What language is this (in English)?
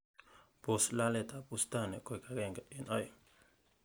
Kalenjin